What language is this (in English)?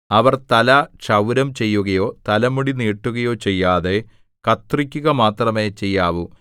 Malayalam